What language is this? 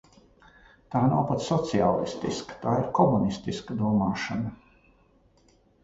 Latvian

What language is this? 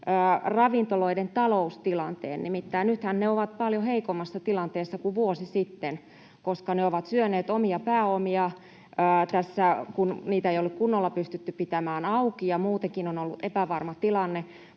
Finnish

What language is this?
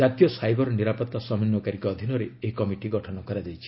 Odia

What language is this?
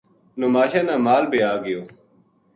Gujari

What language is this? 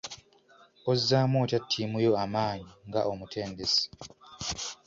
Ganda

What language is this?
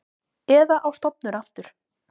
Icelandic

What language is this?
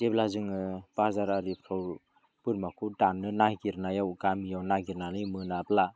Bodo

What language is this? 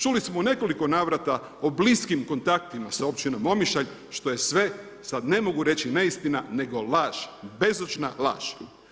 Croatian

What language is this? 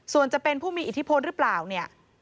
Thai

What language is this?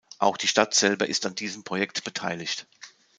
German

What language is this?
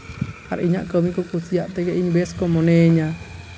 Santali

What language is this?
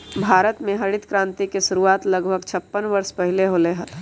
Magahi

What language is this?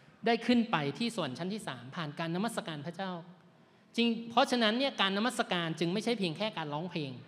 Thai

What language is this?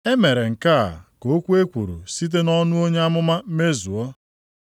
Igbo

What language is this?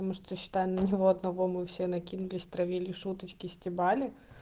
Russian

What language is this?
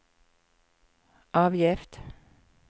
Norwegian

